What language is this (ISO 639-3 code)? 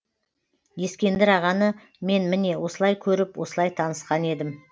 kaz